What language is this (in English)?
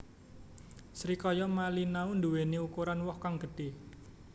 Javanese